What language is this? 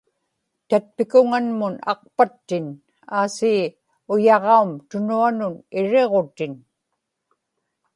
Inupiaq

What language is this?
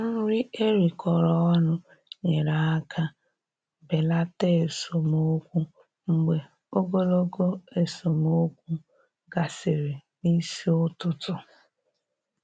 Igbo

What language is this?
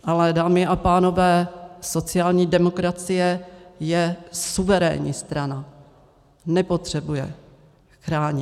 Czech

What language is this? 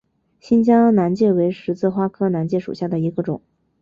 Chinese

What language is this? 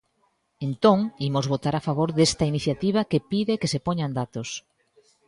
Galician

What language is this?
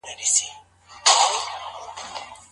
Pashto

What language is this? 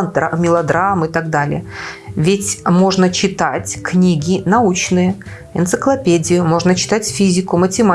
Russian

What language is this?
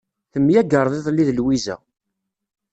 Kabyle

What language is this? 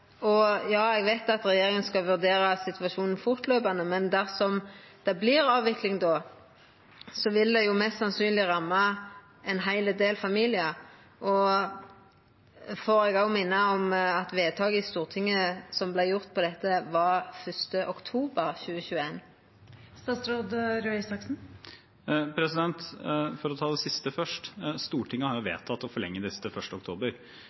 Norwegian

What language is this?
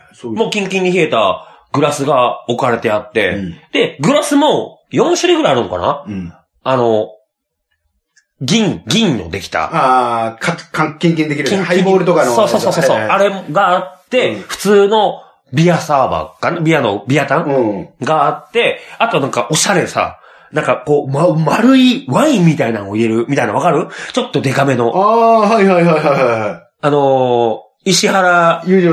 Japanese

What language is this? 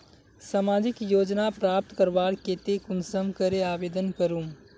Magahi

